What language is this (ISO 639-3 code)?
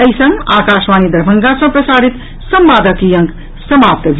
mai